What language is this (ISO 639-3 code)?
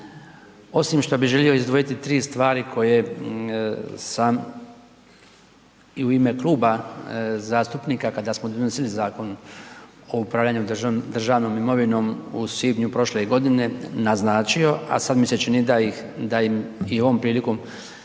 hrv